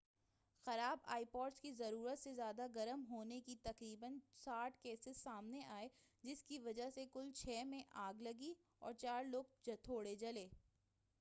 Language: Urdu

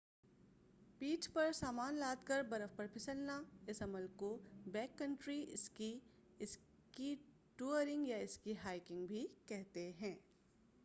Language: Urdu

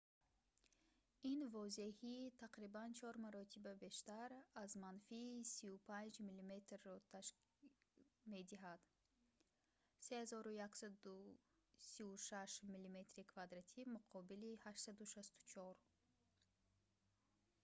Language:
Tajik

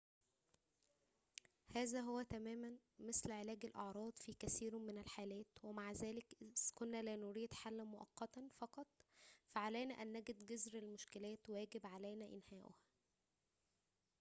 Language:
Arabic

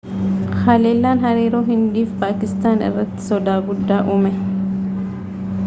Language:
Oromo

